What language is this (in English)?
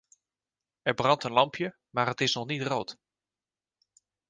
Dutch